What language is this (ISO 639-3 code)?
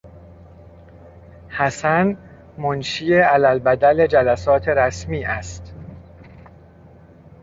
fas